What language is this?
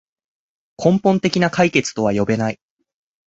Japanese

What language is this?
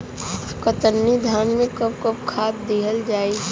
Bhojpuri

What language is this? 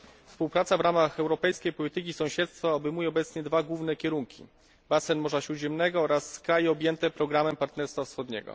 Polish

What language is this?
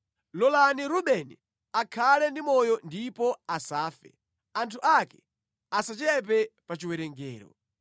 Nyanja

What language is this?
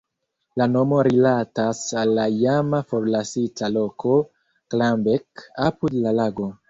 Esperanto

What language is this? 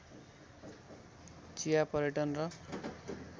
Nepali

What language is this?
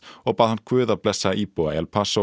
Icelandic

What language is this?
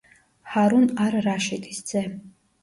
Georgian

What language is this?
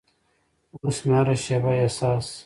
Pashto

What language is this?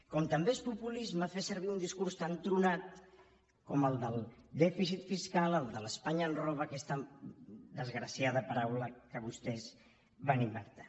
Catalan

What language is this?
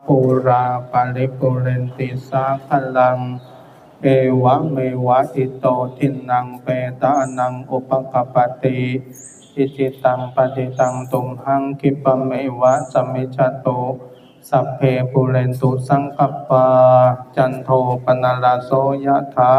Thai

